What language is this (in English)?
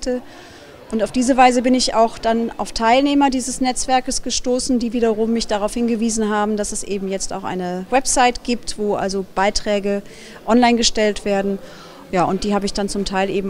German